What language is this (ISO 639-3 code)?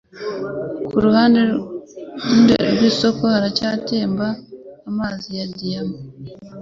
kin